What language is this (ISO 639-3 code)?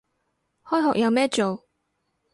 yue